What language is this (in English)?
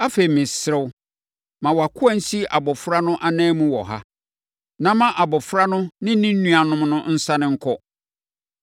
Akan